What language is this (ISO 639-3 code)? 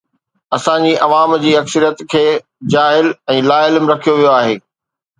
snd